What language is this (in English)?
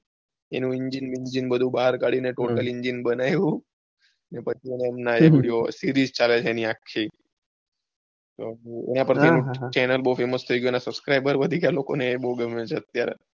Gujarati